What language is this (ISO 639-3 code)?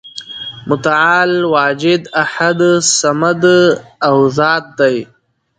pus